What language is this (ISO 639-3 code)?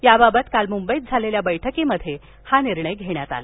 mar